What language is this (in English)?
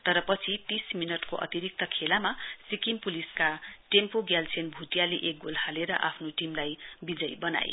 Nepali